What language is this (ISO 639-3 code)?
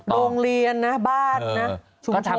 tha